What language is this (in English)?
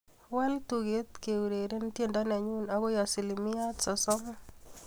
Kalenjin